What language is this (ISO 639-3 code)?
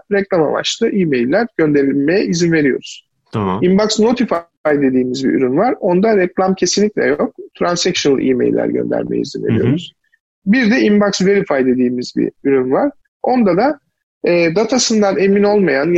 tur